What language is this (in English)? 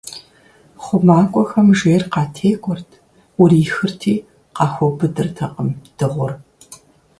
Kabardian